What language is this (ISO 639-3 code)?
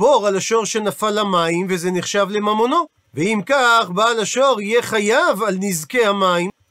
heb